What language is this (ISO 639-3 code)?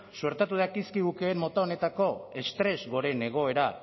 eus